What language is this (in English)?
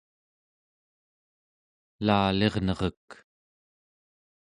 Central Yupik